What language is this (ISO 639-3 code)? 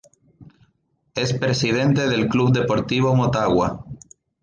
spa